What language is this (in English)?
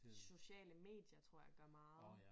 Danish